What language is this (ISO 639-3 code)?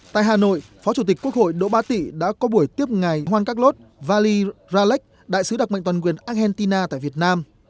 vie